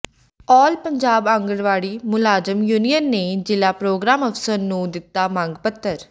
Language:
Punjabi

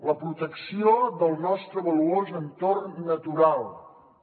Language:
Catalan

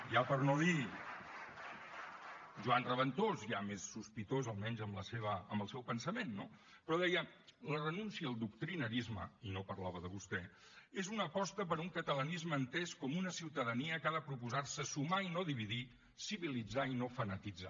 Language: Catalan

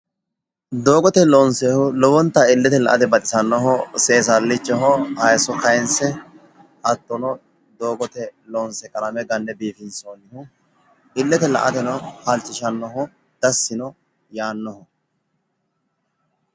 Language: Sidamo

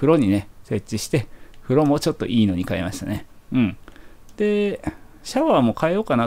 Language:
Japanese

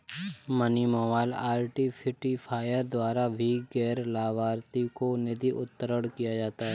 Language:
Hindi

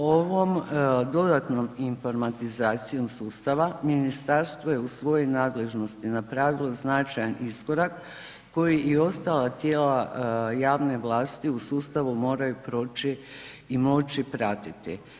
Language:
Croatian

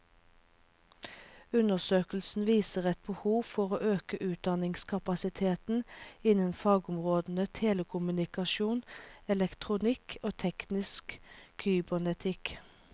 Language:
Norwegian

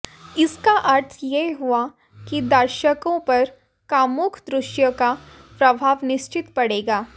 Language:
Hindi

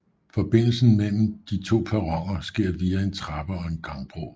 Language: Danish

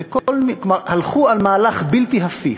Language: Hebrew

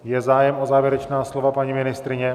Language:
Czech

